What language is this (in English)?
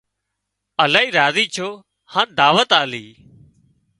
Wadiyara Koli